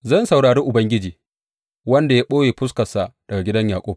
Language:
Hausa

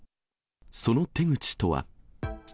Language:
Japanese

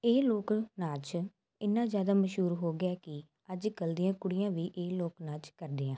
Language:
Punjabi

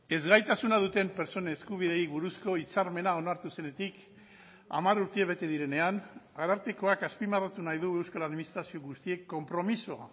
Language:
Basque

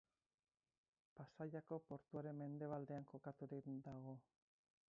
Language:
Basque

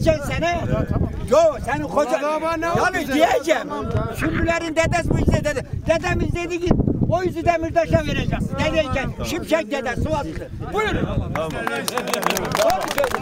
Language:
Turkish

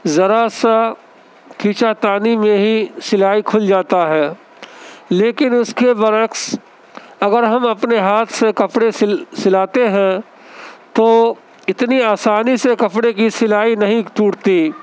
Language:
Urdu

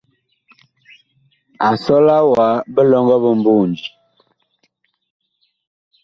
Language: Bakoko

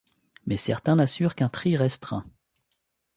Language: French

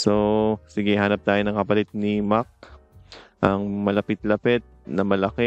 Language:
Filipino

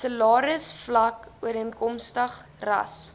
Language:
Afrikaans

